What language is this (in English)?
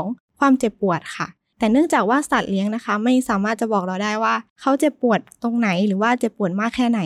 Thai